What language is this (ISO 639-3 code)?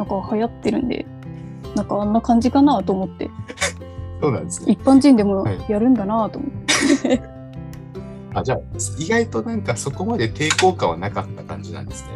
jpn